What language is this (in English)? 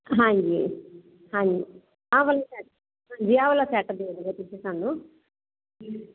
Punjabi